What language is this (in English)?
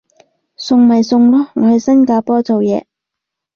Cantonese